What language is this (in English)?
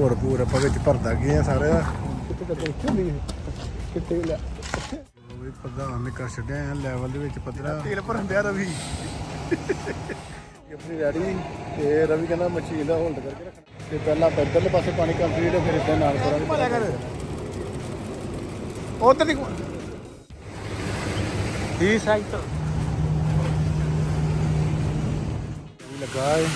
Punjabi